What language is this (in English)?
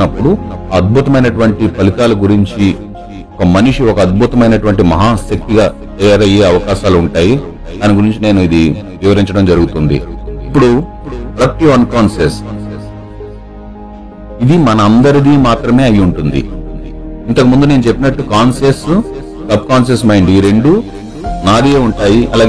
Telugu